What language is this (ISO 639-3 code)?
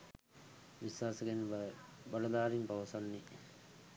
sin